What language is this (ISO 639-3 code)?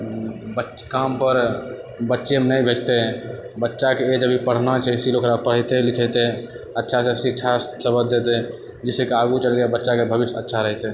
mai